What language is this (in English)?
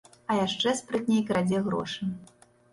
Belarusian